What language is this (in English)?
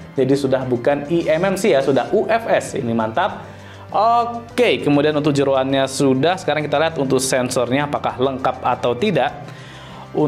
Indonesian